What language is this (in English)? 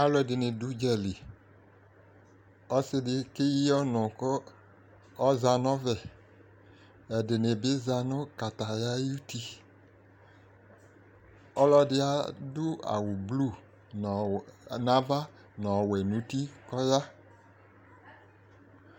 Ikposo